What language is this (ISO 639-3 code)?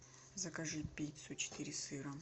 rus